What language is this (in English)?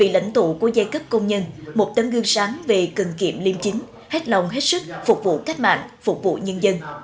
Vietnamese